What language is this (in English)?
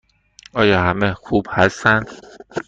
Persian